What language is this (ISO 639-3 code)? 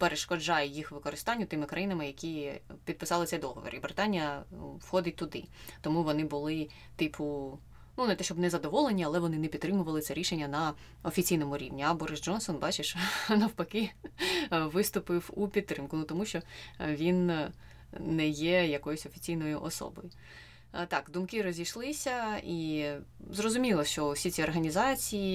ukr